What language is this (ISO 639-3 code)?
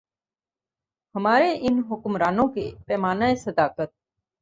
urd